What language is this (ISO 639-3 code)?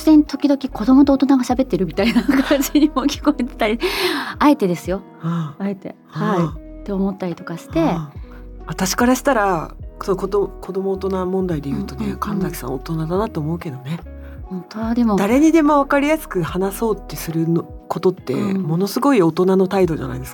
jpn